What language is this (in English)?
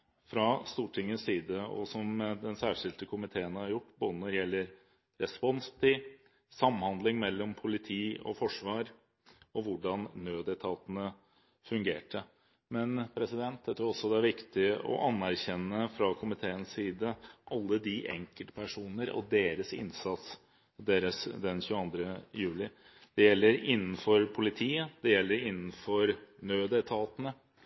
Norwegian Bokmål